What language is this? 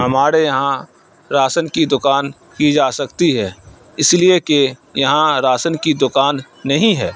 Urdu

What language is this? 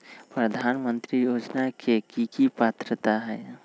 Magahi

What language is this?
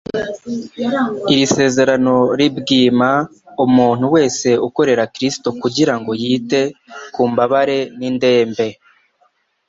Kinyarwanda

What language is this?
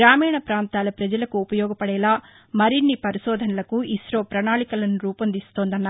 Telugu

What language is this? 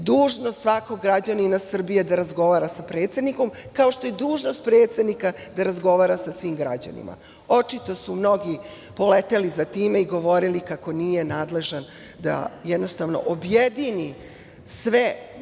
Serbian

